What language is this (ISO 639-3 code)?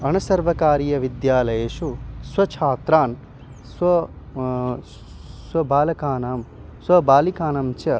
san